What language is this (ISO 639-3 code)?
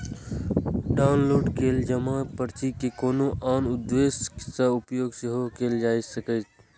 mai